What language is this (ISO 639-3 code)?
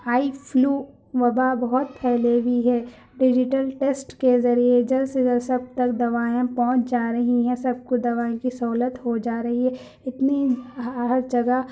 urd